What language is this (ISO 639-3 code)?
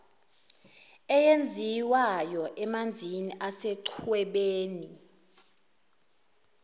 zul